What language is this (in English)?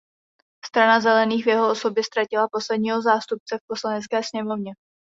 Czech